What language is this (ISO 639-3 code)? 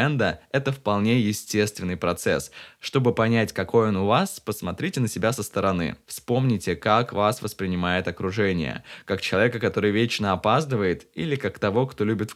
rus